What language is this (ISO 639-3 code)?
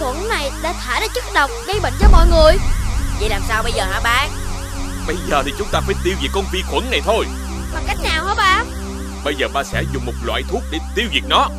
vie